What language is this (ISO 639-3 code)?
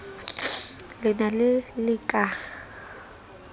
sot